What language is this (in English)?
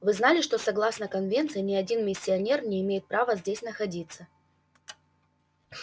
Russian